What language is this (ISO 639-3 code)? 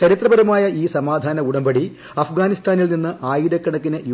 mal